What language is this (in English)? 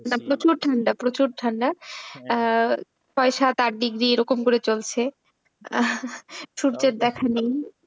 Bangla